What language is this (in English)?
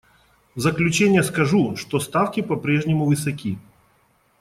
Russian